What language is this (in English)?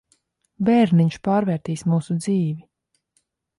Latvian